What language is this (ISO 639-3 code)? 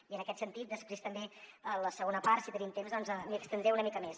cat